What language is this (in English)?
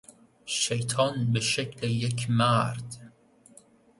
Persian